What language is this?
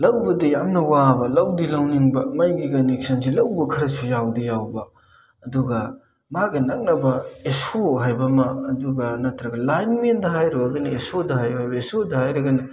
Manipuri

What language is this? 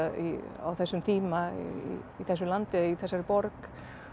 Icelandic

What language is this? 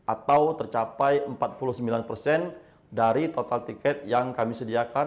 Indonesian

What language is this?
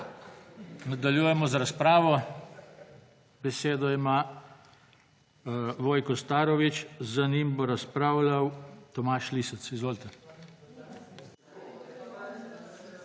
Slovenian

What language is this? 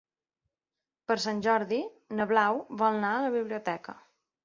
Catalan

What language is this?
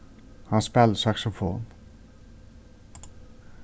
Faroese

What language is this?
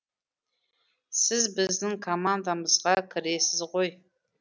Kazakh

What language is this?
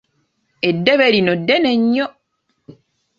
Ganda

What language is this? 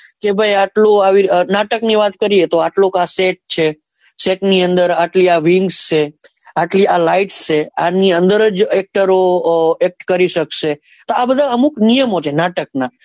Gujarati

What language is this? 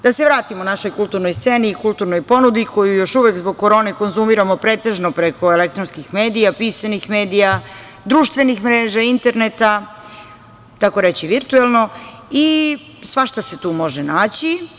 Serbian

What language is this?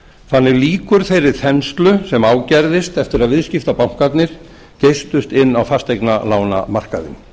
Icelandic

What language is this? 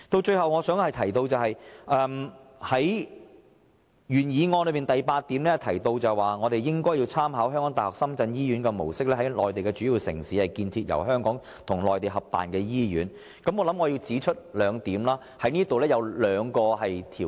Cantonese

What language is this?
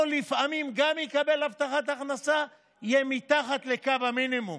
Hebrew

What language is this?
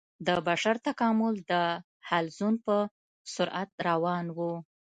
Pashto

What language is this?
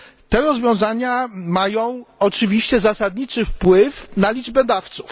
Polish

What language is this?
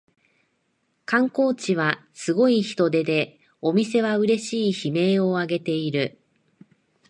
Japanese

